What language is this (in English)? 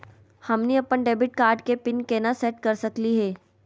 Magahi